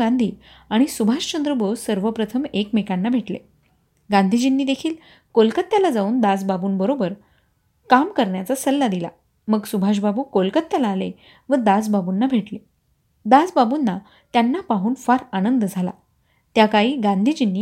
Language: Marathi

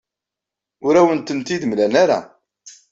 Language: Kabyle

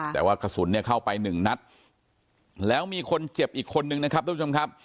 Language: Thai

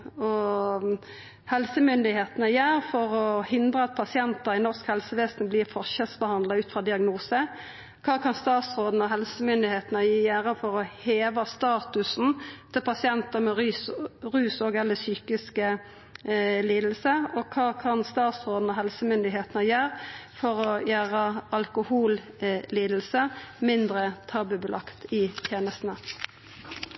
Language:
Norwegian Nynorsk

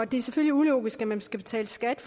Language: Danish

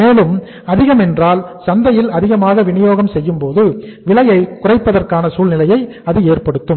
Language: Tamil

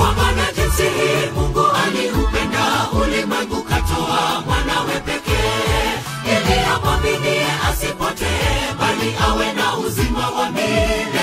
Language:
Indonesian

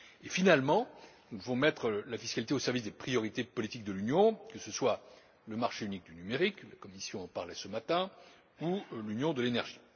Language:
French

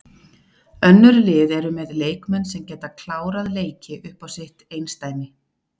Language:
Icelandic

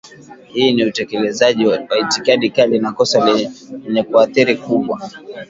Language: Swahili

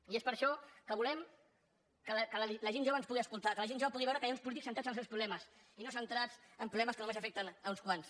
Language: Catalan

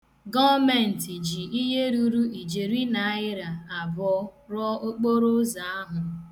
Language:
Igbo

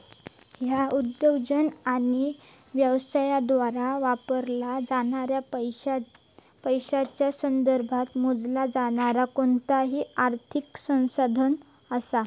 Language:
Marathi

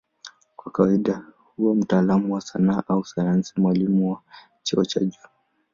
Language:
Swahili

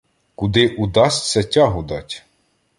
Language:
Ukrainian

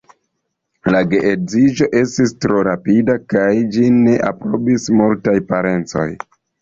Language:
Esperanto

